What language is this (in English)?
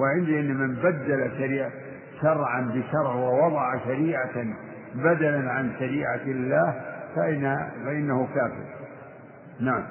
Arabic